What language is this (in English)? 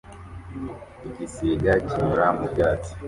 Kinyarwanda